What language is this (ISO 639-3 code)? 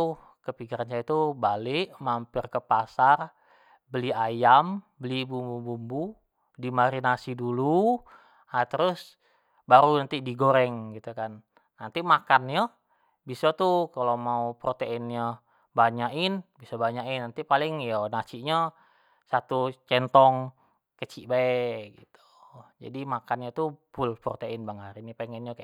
jax